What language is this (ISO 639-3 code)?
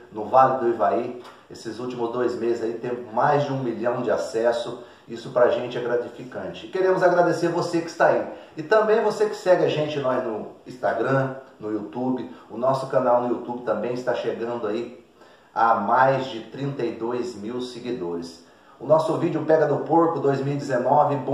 por